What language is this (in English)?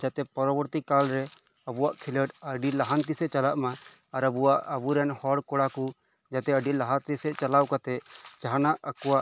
Santali